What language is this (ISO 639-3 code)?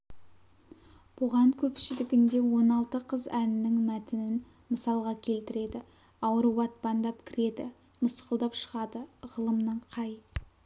kaz